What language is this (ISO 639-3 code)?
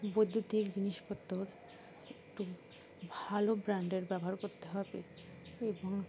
ben